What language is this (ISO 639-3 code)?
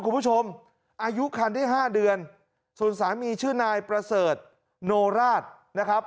tha